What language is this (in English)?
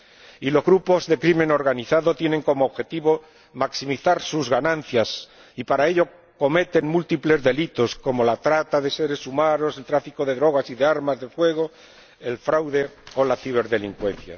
Spanish